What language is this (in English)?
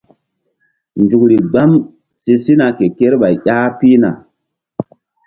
Mbum